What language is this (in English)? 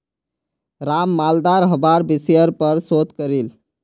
Magahi